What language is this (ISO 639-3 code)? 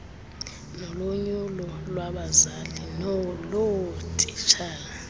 xho